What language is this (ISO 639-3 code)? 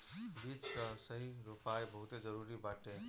bho